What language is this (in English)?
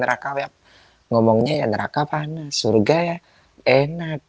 Indonesian